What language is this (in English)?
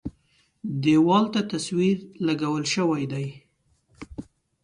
Pashto